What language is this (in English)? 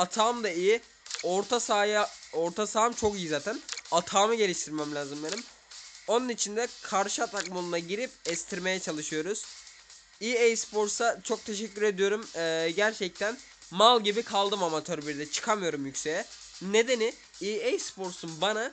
Turkish